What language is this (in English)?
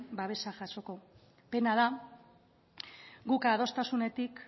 Basque